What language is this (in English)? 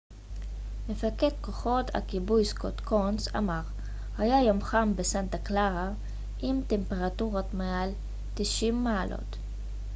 Hebrew